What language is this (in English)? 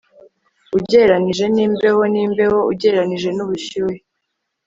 Kinyarwanda